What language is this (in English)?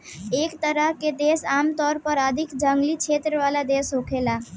Bhojpuri